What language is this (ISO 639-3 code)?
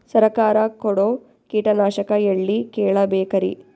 kan